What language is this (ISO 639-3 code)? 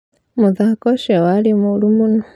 kik